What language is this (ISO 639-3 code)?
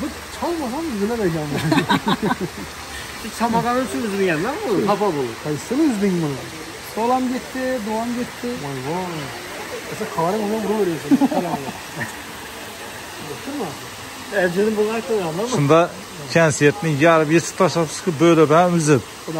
tur